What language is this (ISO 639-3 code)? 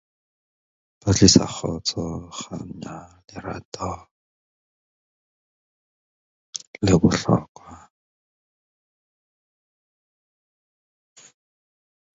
eng